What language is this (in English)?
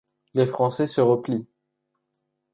French